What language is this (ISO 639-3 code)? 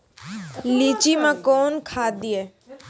mai